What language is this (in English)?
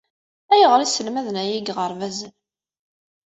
Kabyle